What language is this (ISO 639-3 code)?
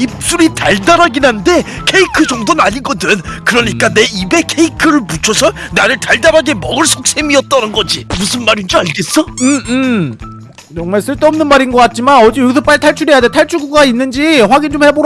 kor